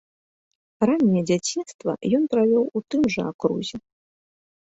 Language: Belarusian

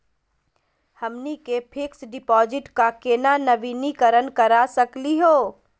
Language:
Magahi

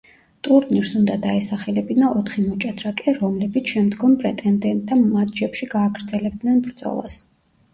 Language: Georgian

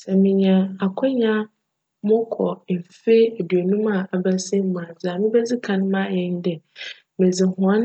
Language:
Akan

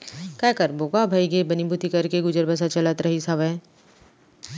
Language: Chhattisgarhi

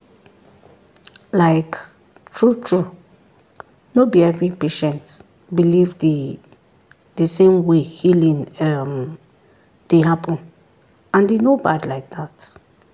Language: Nigerian Pidgin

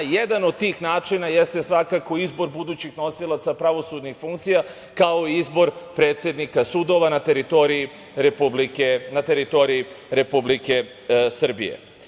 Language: Serbian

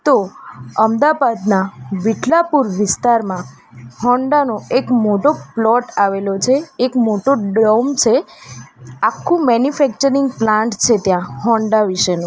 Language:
Gujarati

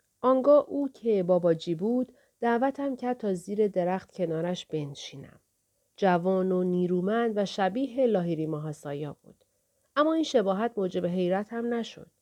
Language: Persian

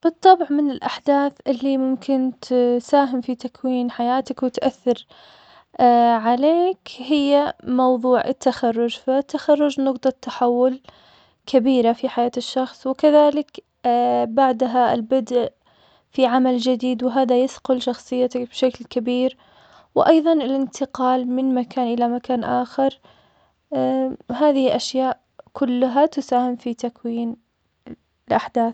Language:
Omani Arabic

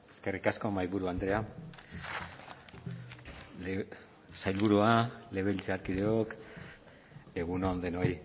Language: Basque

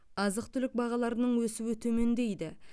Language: Kazakh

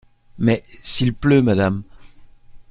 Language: French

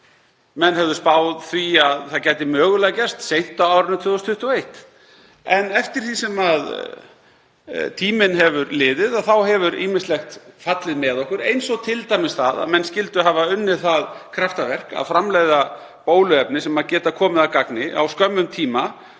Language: Icelandic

